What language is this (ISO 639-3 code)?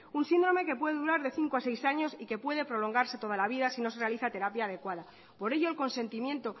spa